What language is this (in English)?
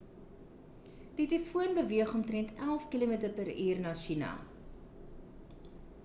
Afrikaans